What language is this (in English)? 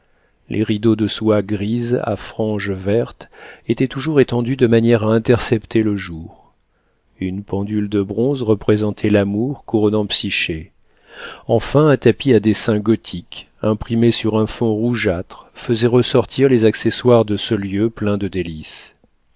French